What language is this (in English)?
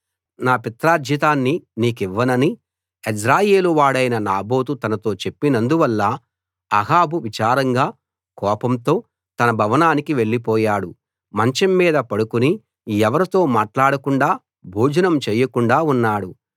Telugu